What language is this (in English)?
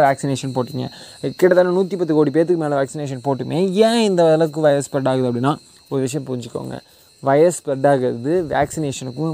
Tamil